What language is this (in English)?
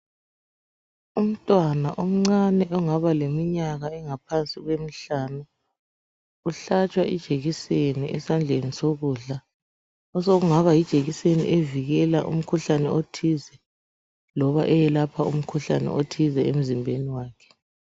North Ndebele